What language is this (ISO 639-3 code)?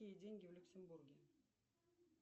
rus